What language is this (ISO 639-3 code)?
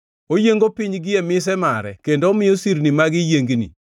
luo